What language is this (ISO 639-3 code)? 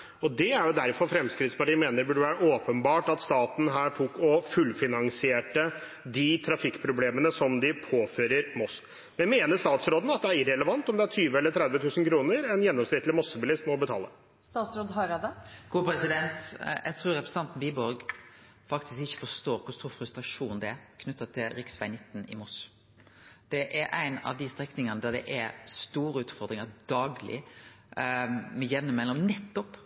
nor